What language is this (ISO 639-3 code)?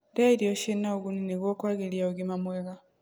kik